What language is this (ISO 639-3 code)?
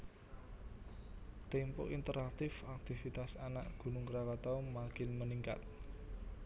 jav